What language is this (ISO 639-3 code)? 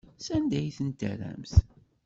kab